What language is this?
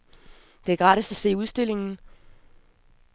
Danish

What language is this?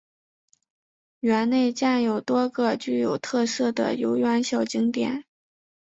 Chinese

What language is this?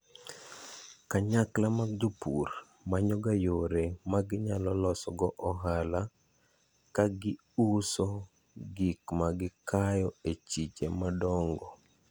Luo (Kenya and Tanzania)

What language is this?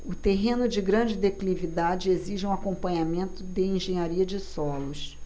Portuguese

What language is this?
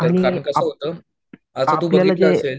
Marathi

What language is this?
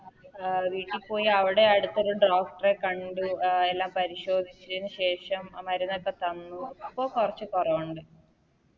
Malayalam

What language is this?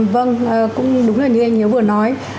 Vietnamese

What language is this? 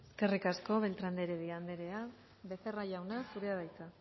Basque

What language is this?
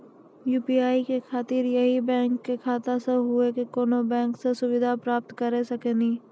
Maithili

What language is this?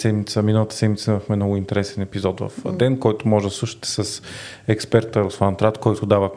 Bulgarian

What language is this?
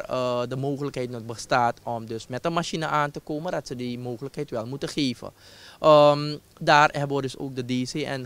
Dutch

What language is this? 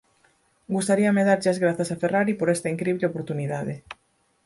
Galician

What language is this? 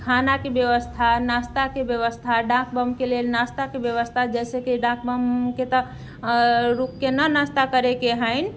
Maithili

